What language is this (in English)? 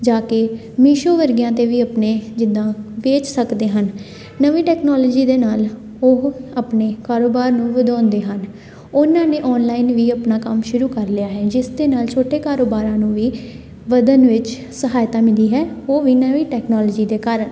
Punjabi